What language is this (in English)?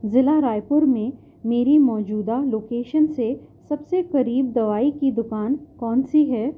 Urdu